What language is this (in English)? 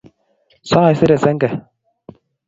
Kalenjin